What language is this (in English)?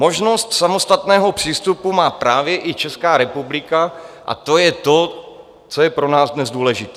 Czech